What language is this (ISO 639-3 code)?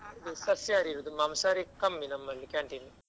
kan